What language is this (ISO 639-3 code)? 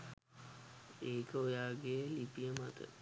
sin